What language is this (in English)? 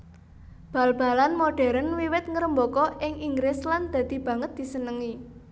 Javanese